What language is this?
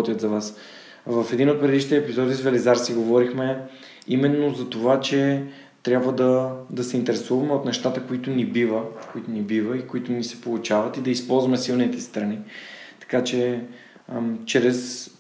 Bulgarian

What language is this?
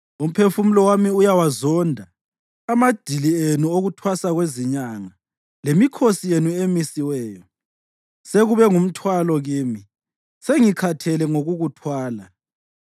North Ndebele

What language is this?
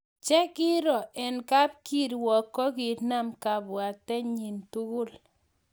Kalenjin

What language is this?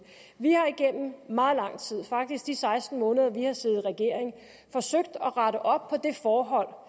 Danish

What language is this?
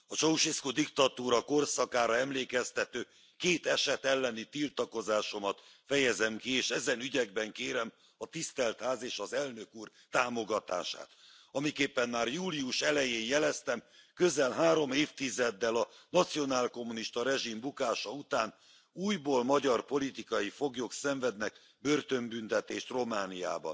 Hungarian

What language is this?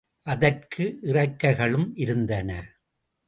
Tamil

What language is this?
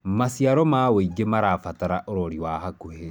Kikuyu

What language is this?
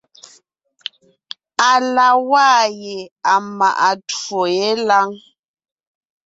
Ngiemboon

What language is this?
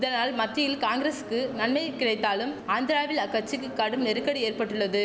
Tamil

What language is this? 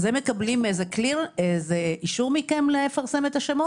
Hebrew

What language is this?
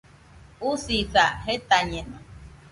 Nüpode Huitoto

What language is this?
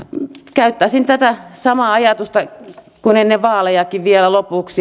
Finnish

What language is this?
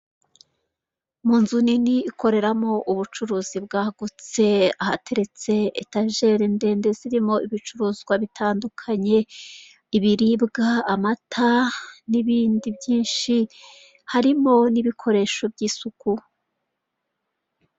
Kinyarwanda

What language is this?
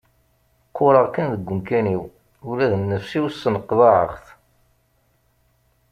Kabyle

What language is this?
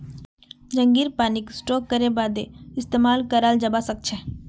Magahi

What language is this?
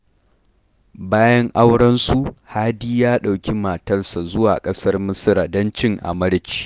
Hausa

